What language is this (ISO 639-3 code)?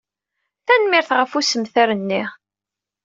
kab